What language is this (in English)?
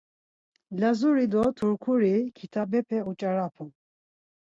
Laz